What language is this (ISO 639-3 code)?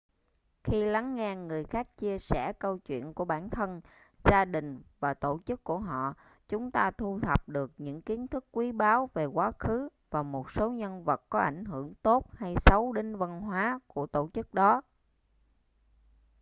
vie